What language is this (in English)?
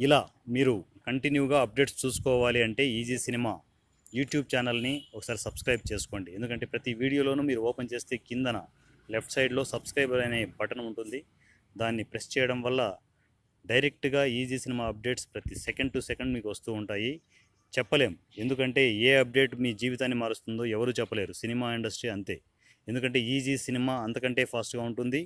Telugu